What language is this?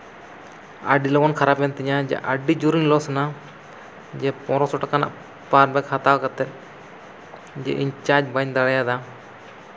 Santali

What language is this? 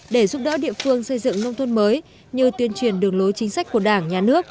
Vietnamese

